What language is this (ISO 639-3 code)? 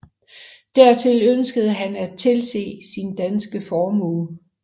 dan